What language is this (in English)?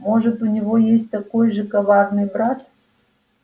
Russian